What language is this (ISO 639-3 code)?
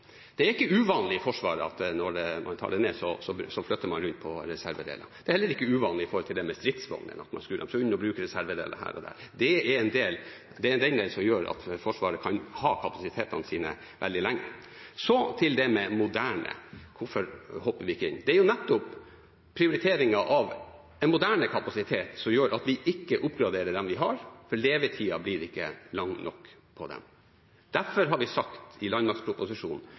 nob